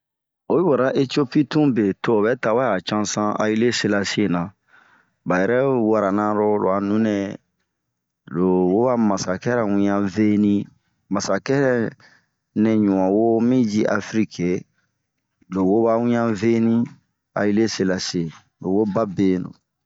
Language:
Bomu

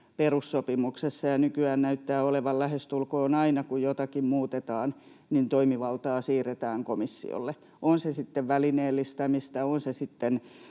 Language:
Finnish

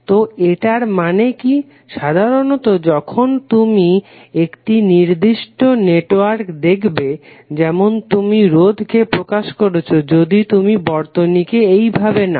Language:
Bangla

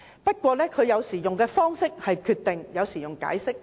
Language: Cantonese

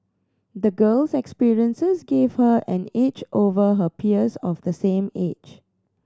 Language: English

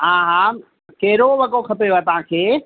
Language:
Sindhi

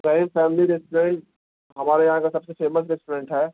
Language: Urdu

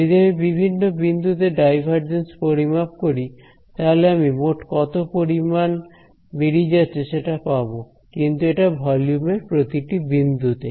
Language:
Bangla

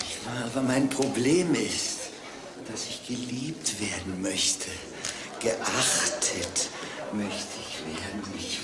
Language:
German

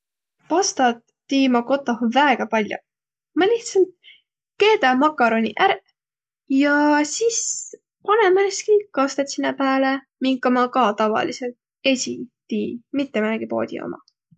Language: Võro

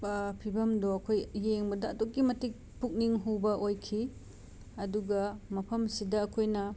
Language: Manipuri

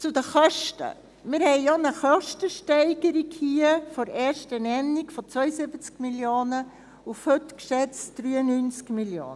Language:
Swiss German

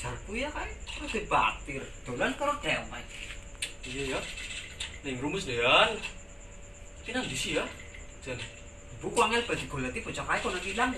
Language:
Indonesian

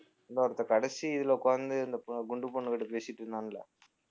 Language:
Tamil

